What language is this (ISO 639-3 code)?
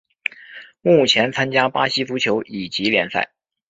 zho